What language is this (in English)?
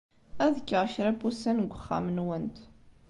Kabyle